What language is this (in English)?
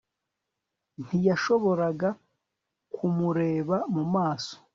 Kinyarwanda